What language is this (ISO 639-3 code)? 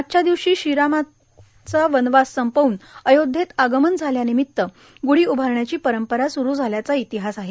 mar